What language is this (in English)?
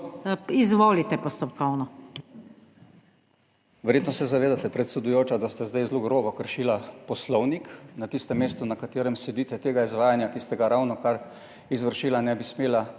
Slovenian